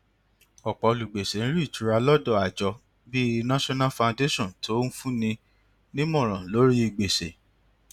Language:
Yoruba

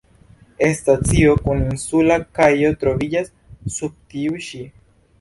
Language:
Esperanto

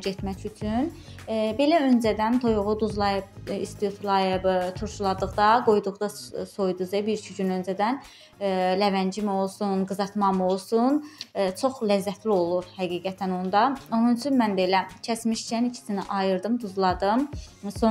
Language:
Turkish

